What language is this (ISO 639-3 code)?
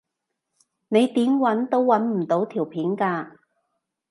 yue